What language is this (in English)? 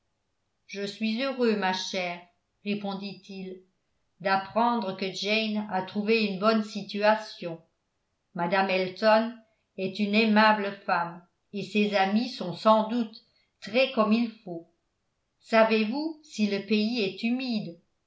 French